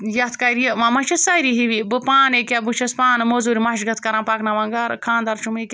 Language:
Kashmiri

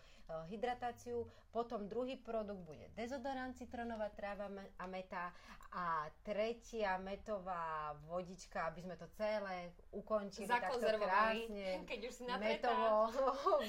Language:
Slovak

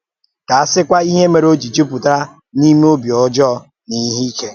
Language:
Igbo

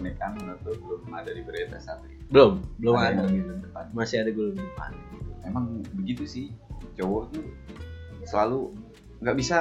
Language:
Indonesian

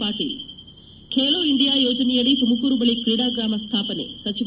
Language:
Kannada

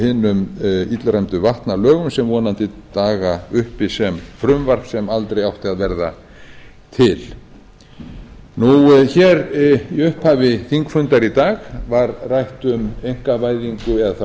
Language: Icelandic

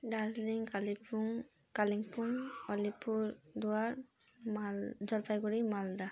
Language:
Nepali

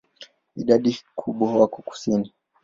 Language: Swahili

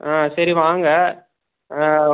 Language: Tamil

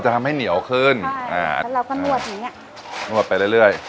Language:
Thai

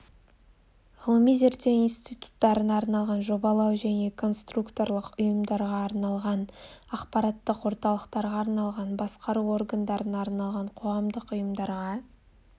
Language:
Kazakh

